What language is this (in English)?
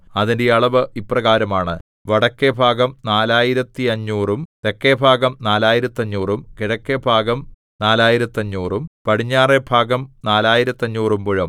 Malayalam